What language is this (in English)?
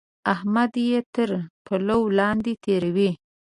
Pashto